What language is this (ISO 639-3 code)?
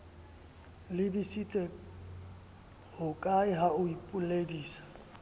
sot